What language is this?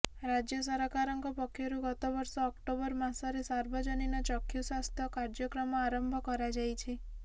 Odia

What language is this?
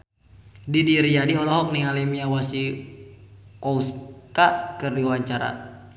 Sundanese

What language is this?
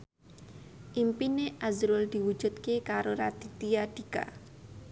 Javanese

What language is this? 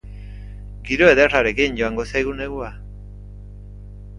Basque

